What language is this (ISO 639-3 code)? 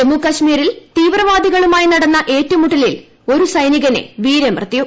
mal